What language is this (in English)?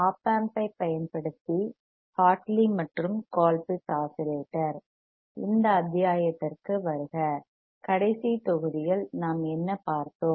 Tamil